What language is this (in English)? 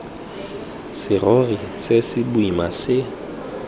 Tswana